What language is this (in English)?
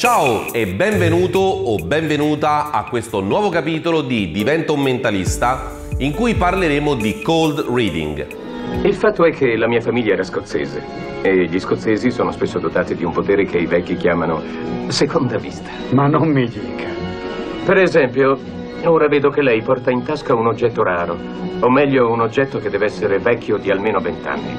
Italian